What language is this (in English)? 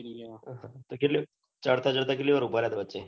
Gujarati